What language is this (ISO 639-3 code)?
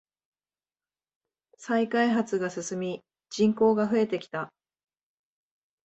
jpn